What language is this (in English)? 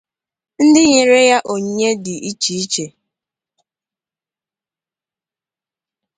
Igbo